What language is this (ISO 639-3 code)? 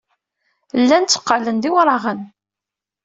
kab